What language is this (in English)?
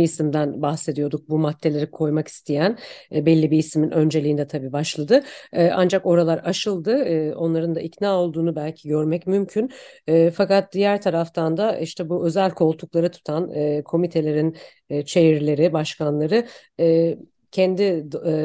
Turkish